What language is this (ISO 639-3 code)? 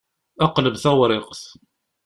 kab